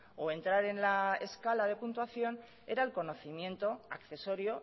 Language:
Spanish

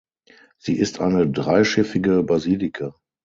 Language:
German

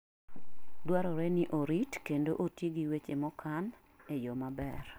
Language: Luo (Kenya and Tanzania)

